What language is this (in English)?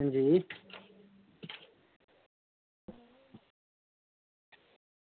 Dogri